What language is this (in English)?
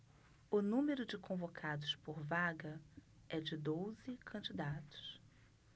Portuguese